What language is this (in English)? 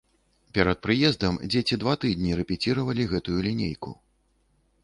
Belarusian